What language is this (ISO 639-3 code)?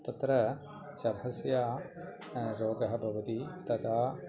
san